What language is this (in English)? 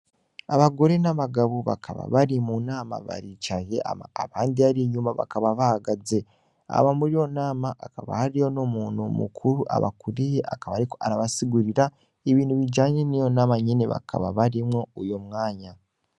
Rundi